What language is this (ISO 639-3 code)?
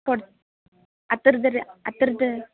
kan